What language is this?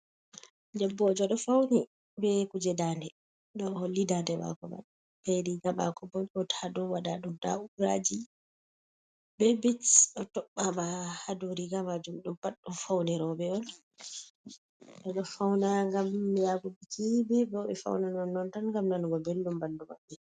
Fula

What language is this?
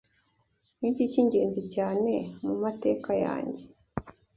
Kinyarwanda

